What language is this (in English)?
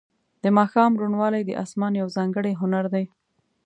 Pashto